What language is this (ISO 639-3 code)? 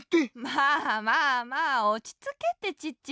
jpn